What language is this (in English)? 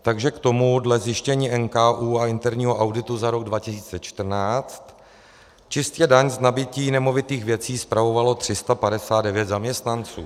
Czech